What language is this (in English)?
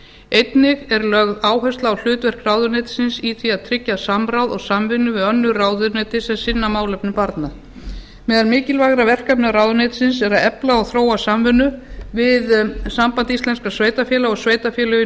Icelandic